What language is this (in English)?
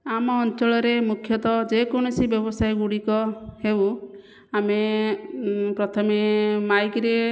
Odia